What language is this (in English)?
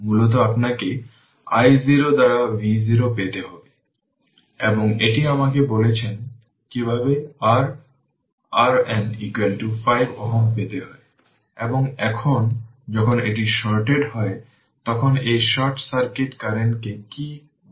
Bangla